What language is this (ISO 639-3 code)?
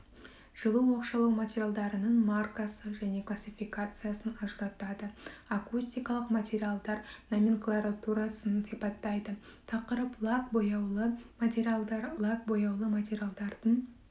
kaz